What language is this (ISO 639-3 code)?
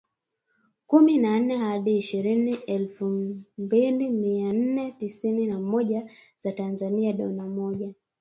swa